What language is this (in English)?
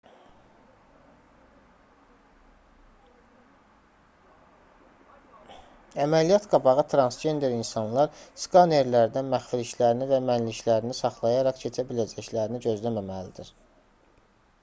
Azerbaijani